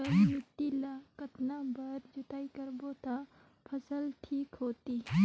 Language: Chhattisgarhi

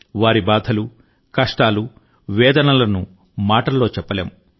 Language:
Telugu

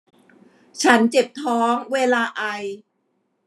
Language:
Thai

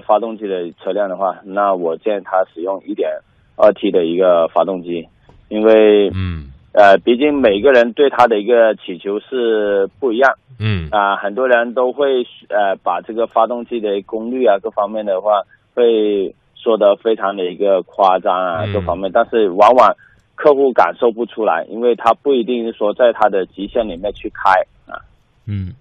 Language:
Chinese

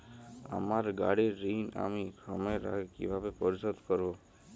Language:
Bangla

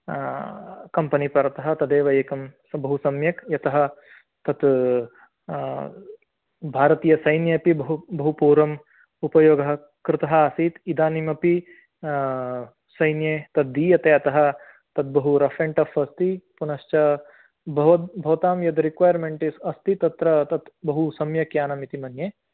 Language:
Sanskrit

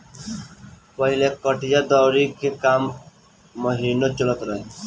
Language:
Bhojpuri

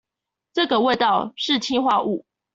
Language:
Chinese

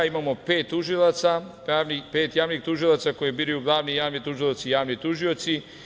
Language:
Serbian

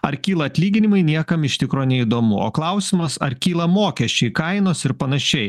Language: Lithuanian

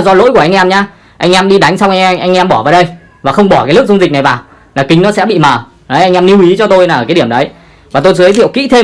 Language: Vietnamese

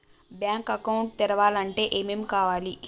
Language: Telugu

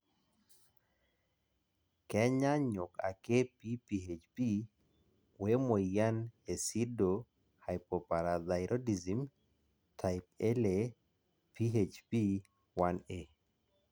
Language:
Masai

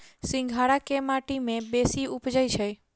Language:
Maithili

